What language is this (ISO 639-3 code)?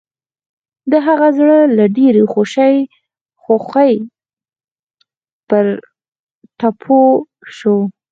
pus